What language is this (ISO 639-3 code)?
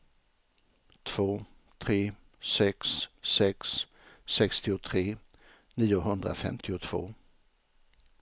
swe